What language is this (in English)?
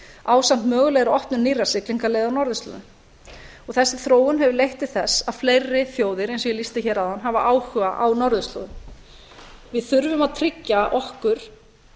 Icelandic